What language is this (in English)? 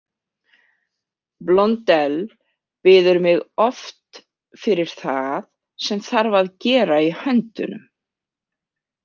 Icelandic